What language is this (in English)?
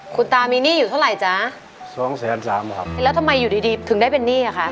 Thai